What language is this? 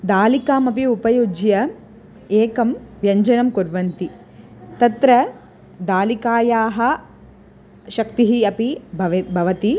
Sanskrit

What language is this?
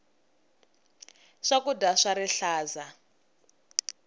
Tsonga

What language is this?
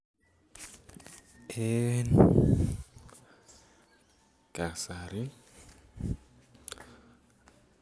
Kalenjin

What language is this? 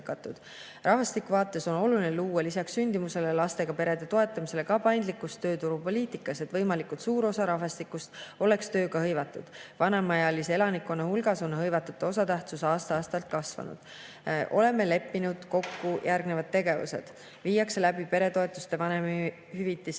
Estonian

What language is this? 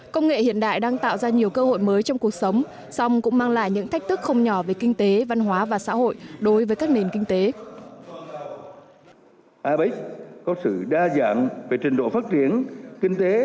Vietnamese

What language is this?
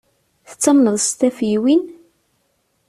Kabyle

